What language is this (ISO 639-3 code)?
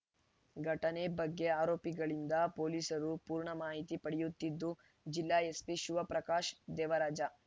kan